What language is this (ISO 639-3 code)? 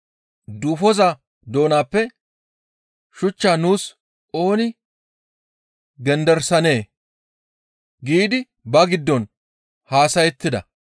gmv